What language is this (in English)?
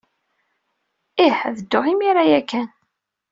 Kabyle